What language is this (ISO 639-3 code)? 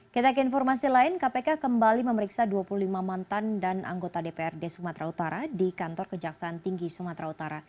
ind